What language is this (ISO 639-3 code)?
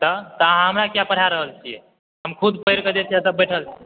mai